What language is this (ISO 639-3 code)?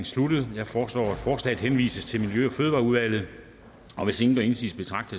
dan